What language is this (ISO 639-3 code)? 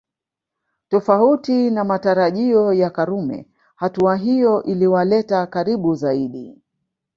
swa